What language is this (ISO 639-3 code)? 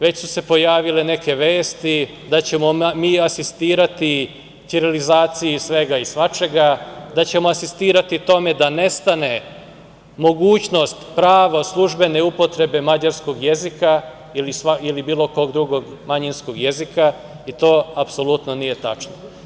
srp